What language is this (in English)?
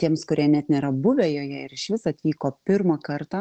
Lithuanian